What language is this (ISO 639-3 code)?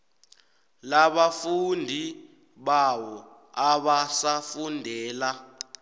nbl